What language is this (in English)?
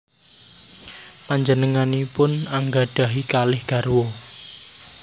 Javanese